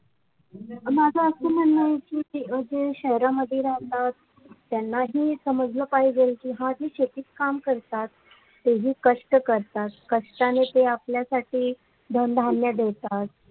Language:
Marathi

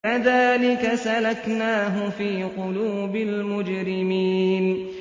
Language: Arabic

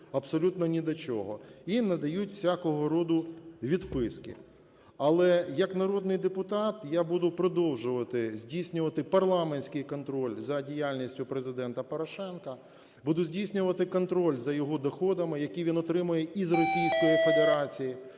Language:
Ukrainian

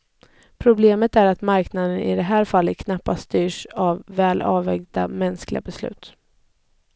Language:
Swedish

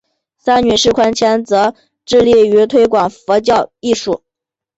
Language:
Chinese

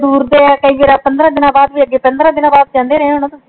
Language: Punjabi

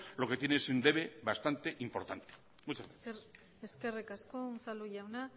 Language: Spanish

